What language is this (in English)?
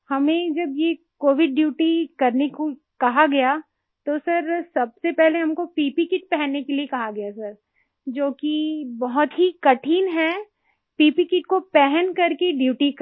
Hindi